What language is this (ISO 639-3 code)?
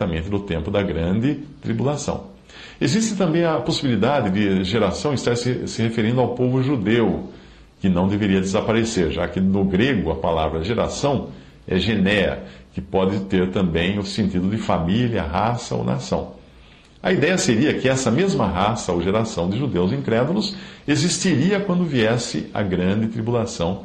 por